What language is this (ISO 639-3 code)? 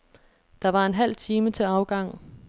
dan